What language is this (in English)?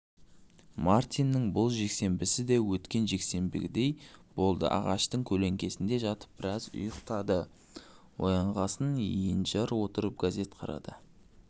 Kazakh